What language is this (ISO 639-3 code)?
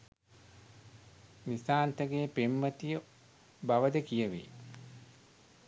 sin